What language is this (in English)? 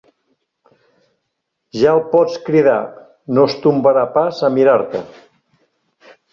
Catalan